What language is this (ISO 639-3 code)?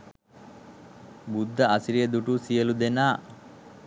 sin